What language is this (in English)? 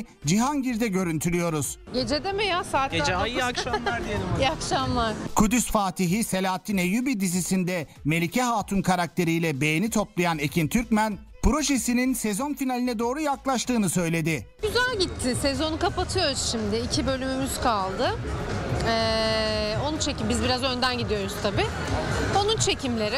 Turkish